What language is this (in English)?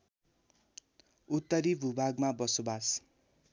Nepali